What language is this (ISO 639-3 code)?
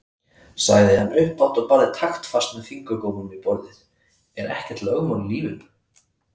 isl